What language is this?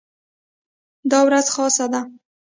Pashto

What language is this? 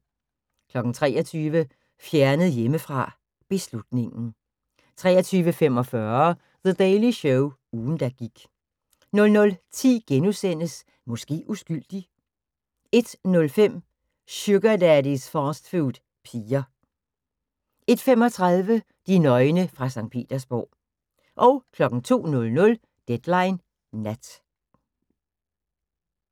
Danish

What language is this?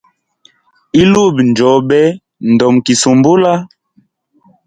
Hemba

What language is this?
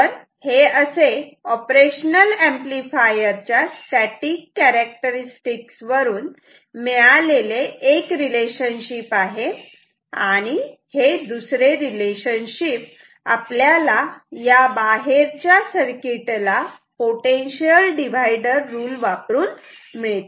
Marathi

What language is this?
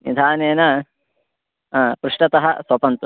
Sanskrit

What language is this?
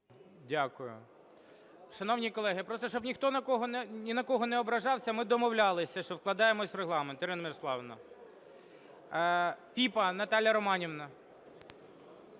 Ukrainian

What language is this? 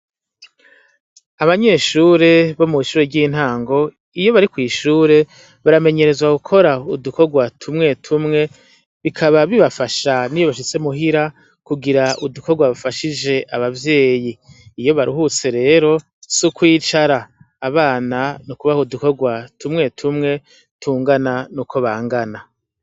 Rundi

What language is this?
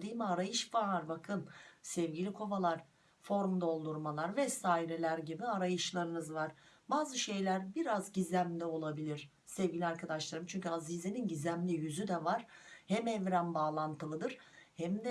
Turkish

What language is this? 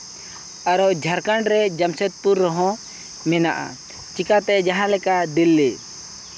Santali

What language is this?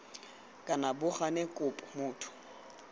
Tswana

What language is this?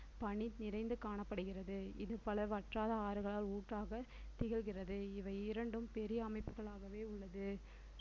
Tamil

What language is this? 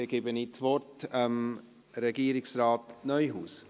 Swiss German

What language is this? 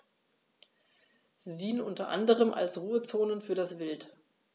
German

